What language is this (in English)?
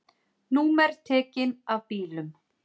Icelandic